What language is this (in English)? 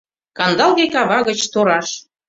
Mari